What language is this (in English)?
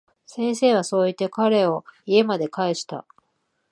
Japanese